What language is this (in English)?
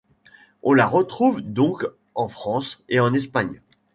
French